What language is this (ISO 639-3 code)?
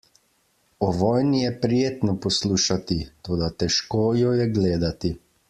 slv